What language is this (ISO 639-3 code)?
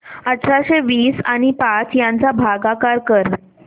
mar